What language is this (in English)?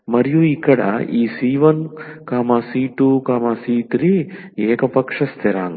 Telugu